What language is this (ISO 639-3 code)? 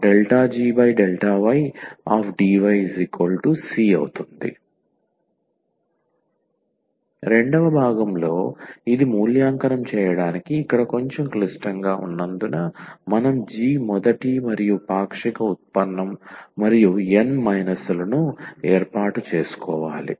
tel